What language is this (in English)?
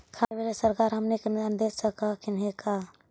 Magahi